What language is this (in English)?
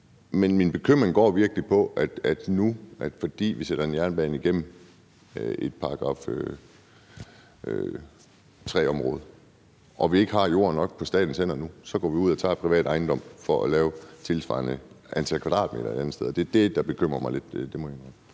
Danish